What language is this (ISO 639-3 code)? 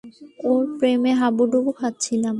ben